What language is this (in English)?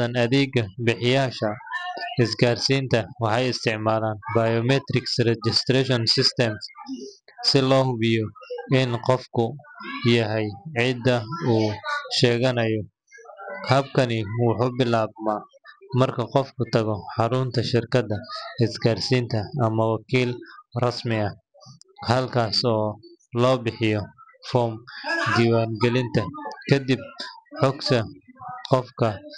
Somali